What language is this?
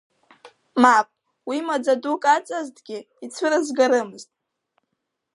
Abkhazian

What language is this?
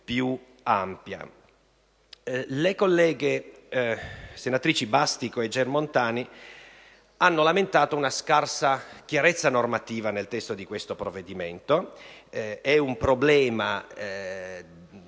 Italian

